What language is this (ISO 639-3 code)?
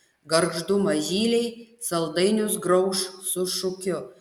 lit